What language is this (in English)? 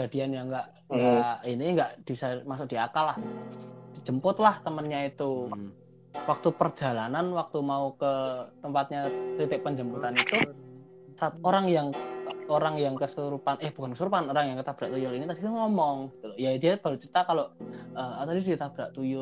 Indonesian